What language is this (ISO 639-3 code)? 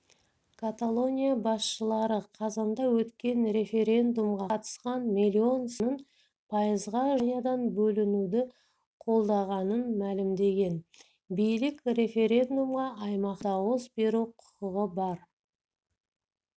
kaz